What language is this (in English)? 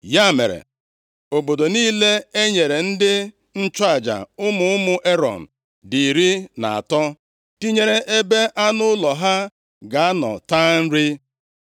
Igbo